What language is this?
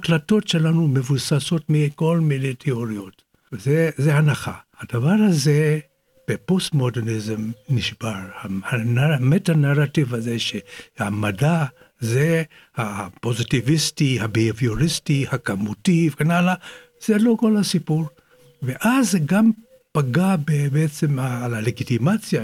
Hebrew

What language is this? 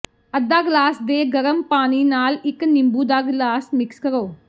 Punjabi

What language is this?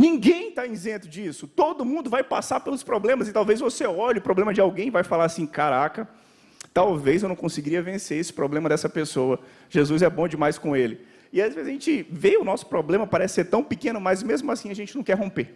Portuguese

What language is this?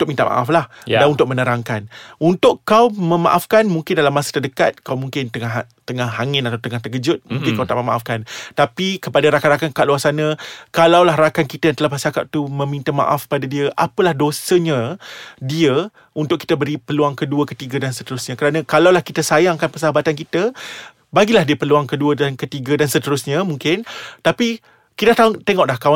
Malay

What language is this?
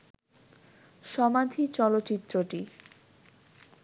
Bangla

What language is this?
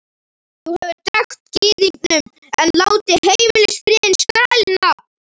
Icelandic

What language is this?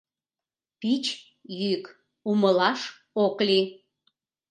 Mari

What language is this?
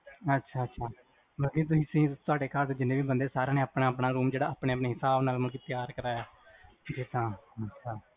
Punjabi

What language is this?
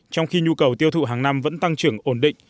Vietnamese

